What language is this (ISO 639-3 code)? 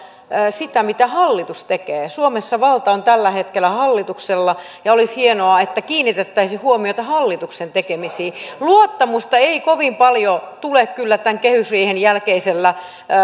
fin